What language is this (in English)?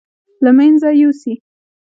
Pashto